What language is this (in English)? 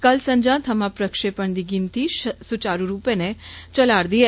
Dogri